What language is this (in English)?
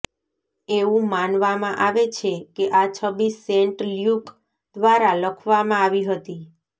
Gujarati